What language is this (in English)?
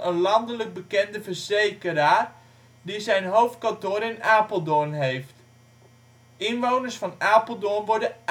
Dutch